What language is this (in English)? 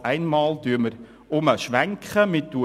Swiss German